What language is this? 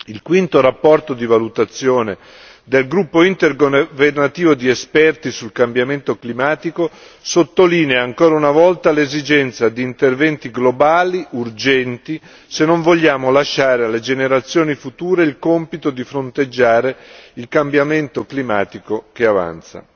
Italian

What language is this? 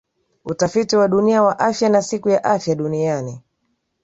Swahili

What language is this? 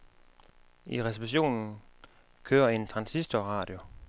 Danish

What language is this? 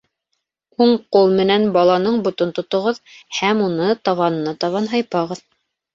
Bashkir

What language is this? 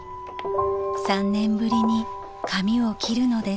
Japanese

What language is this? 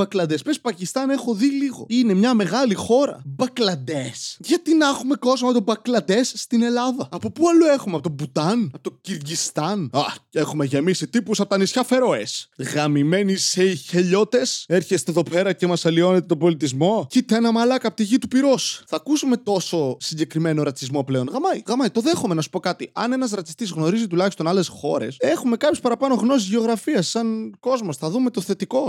Greek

